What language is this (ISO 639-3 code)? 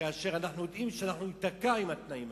heb